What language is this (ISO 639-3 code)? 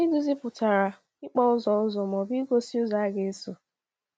ibo